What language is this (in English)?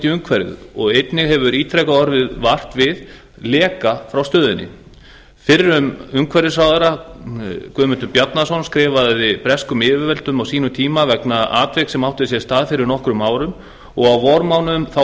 Icelandic